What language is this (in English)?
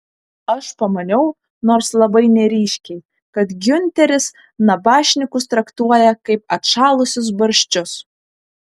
Lithuanian